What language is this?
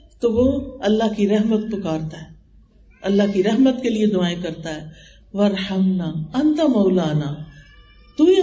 Urdu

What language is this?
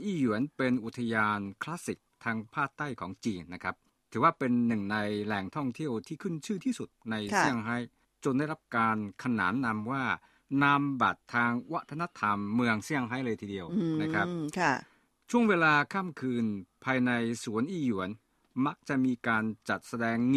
Thai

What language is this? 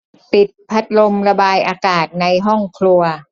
Thai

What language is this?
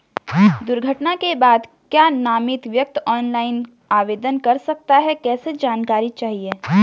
Hindi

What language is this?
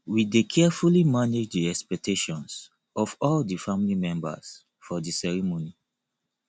Nigerian Pidgin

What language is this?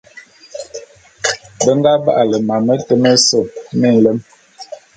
Bulu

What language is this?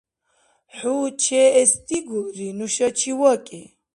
Dargwa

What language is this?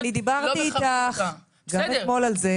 Hebrew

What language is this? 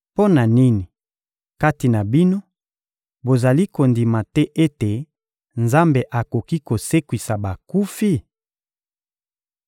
Lingala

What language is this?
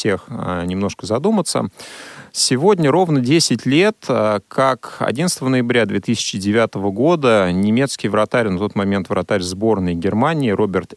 Russian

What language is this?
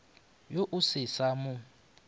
Northern Sotho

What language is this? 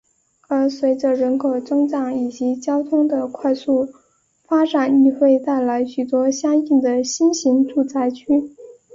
Chinese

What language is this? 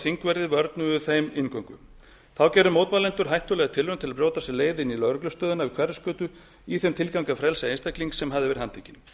Icelandic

